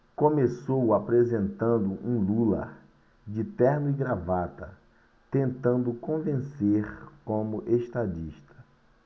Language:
Portuguese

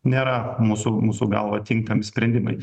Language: Lithuanian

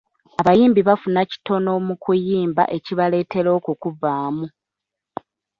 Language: Ganda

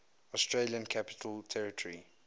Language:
English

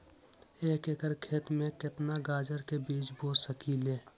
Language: Magahi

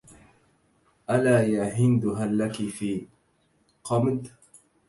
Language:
Arabic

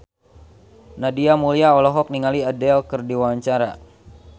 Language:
Sundanese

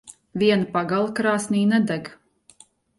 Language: Latvian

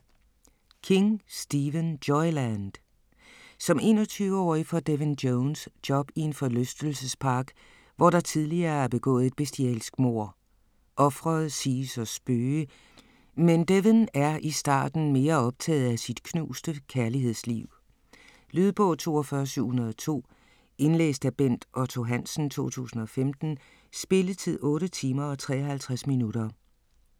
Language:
Danish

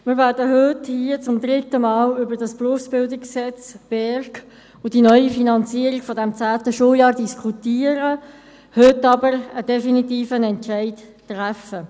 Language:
Swiss German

